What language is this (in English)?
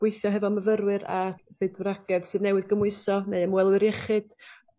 Welsh